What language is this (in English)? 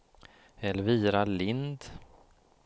Swedish